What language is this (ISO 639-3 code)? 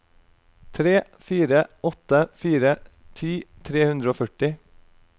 nor